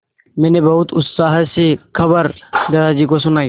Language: Hindi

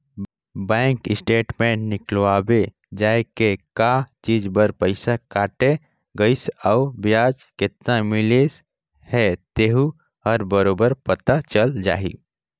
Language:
Chhattisgarhi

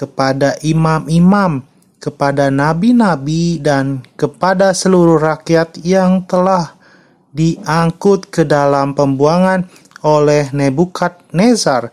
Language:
Indonesian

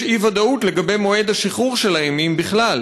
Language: Hebrew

